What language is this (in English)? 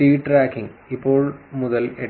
Malayalam